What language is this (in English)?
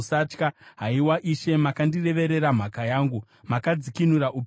Shona